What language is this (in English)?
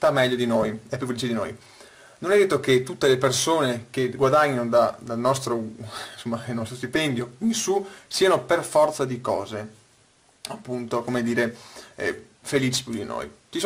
Italian